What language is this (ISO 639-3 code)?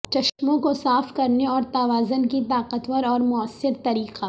urd